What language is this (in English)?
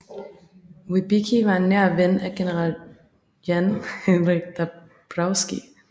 Danish